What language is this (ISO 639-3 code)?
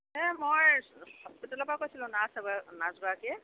asm